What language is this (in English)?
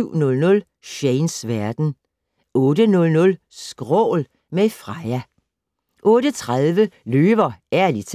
Danish